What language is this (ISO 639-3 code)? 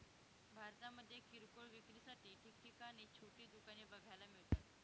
mar